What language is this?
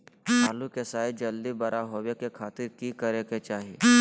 Magahi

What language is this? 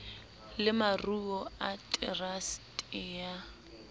Southern Sotho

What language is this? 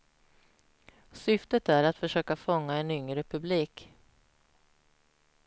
Swedish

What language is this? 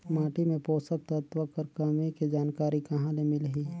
Chhattisgarhi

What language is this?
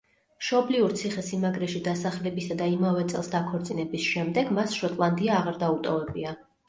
Georgian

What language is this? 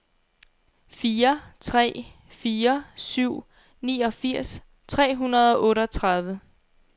Danish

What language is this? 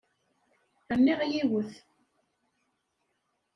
Kabyle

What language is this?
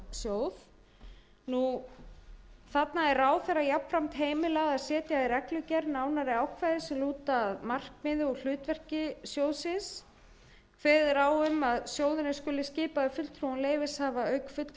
Icelandic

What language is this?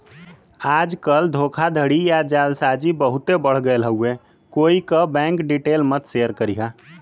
Bhojpuri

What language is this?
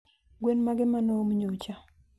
Luo (Kenya and Tanzania)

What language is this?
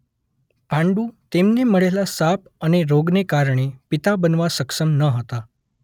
Gujarati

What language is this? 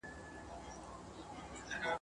Pashto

